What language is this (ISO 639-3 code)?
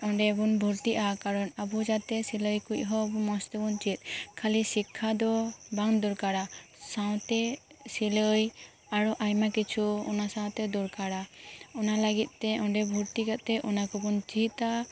sat